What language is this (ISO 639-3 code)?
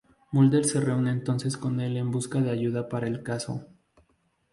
spa